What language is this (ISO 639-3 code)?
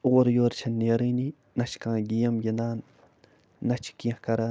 kas